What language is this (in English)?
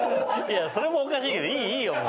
Japanese